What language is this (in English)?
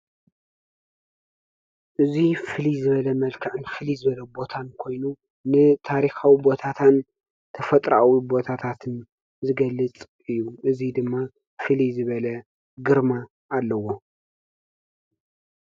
Tigrinya